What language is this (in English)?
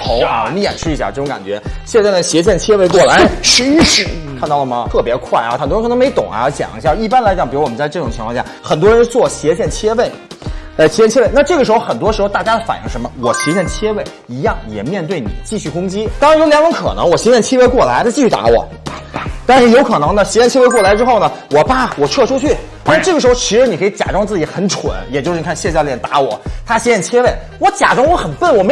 Chinese